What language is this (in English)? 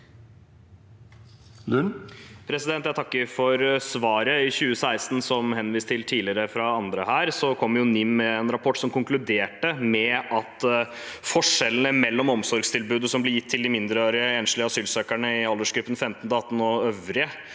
Norwegian